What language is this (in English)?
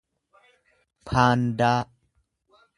Oromo